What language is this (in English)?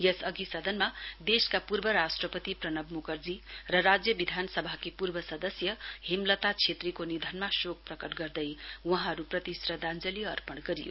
Nepali